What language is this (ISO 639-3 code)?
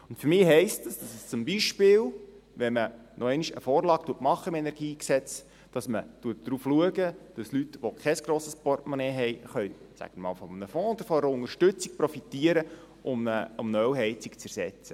gsw